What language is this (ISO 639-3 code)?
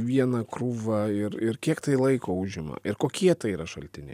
lit